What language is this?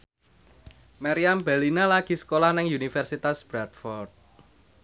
Javanese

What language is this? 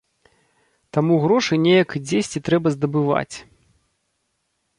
Belarusian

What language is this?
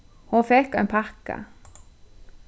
Faroese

